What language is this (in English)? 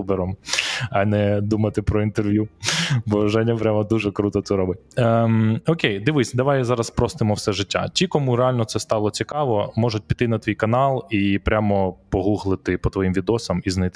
Ukrainian